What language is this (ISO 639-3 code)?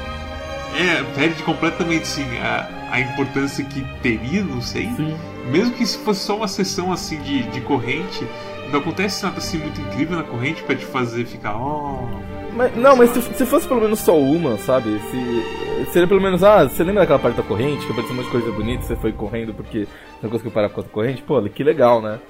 por